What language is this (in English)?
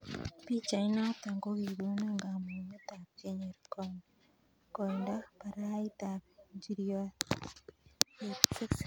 Kalenjin